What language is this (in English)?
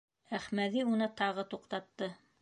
Bashkir